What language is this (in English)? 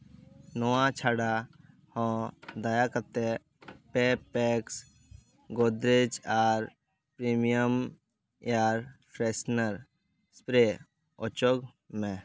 Santali